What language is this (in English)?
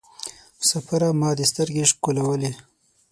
Pashto